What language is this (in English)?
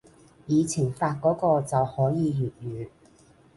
Cantonese